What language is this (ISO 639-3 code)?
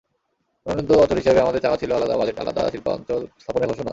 ben